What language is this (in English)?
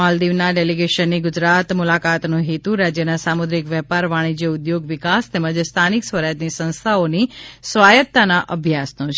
Gujarati